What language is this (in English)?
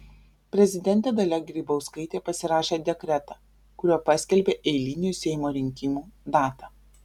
Lithuanian